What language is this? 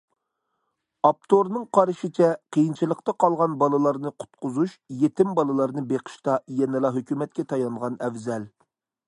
Uyghur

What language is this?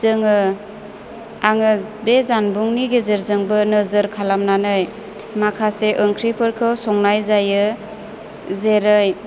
Bodo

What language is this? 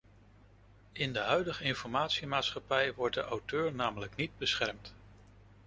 Dutch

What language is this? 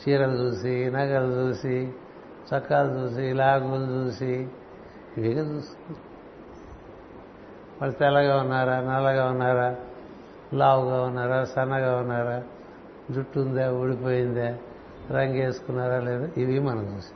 Telugu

